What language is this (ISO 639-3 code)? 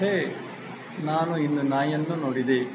kan